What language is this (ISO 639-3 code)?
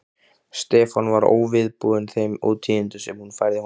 isl